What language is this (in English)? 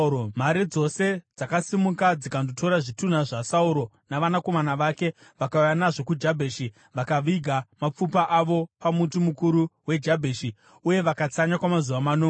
Shona